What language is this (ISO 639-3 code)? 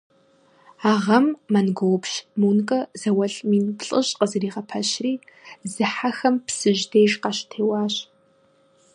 kbd